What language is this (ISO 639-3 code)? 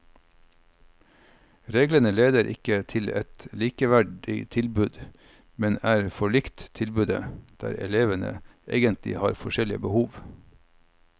nor